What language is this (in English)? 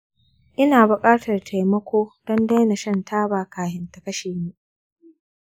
Hausa